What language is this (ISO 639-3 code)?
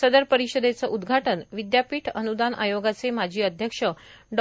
mar